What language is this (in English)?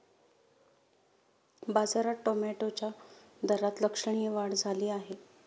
Marathi